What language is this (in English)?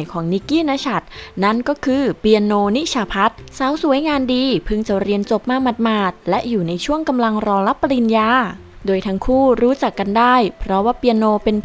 Thai